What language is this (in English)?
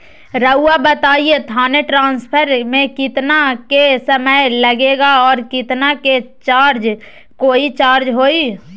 Magahi